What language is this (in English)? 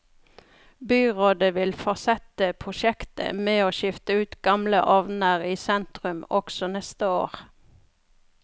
Norwegian